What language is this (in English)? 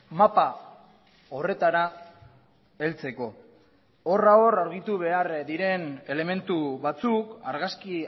Basque